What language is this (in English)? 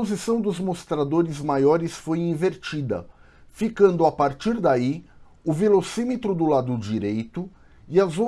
Portuguese